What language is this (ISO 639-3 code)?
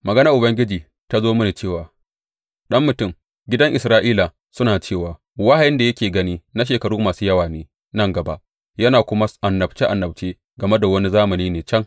hau